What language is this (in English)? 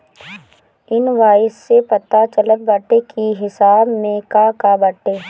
Bhojpuri